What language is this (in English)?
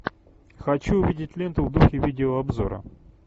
Russian